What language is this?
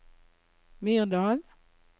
Norwegian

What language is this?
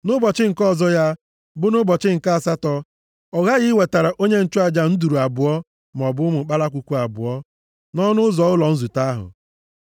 Igbo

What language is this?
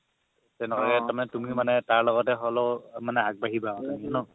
Assamese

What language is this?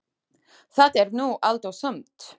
Icelandic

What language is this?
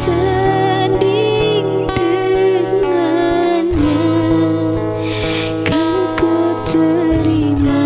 Vietnamese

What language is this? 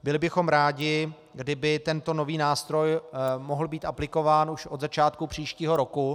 Czech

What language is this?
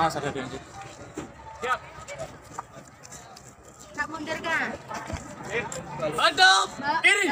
Indonesian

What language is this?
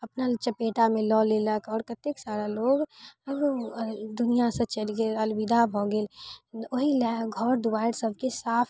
Maithili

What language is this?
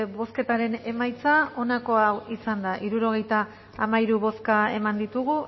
Basque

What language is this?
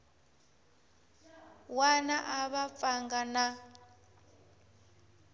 Tsonga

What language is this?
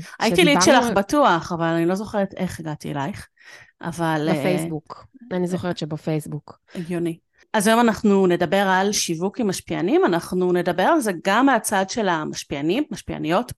Hebrew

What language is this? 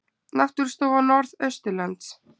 Icelandic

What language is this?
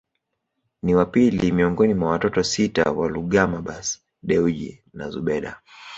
Swahili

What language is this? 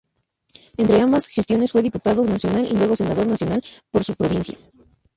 Spanish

